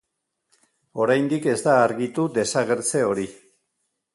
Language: Basque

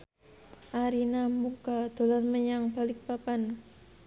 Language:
Javanese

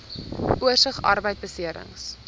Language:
Afrikaans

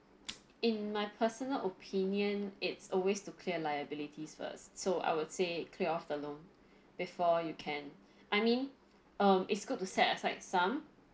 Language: English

